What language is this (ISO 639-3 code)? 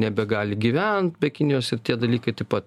lit